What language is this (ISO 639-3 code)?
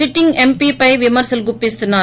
tel